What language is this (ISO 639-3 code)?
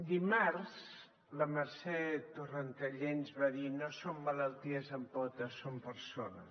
cat